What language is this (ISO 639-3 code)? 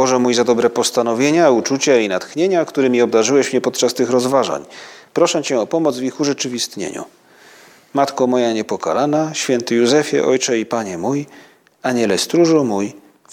pol